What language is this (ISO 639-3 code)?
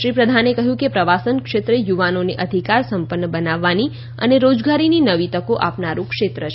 guj